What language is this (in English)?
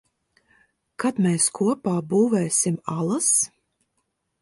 Latvian